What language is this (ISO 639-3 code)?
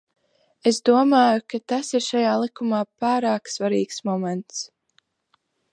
lav